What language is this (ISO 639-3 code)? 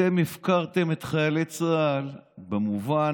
heb